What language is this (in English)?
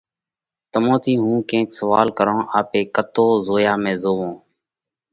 Parkari Koli